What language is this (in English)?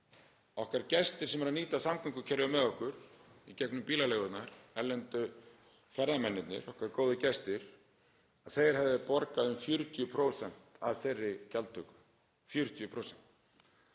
Icelandic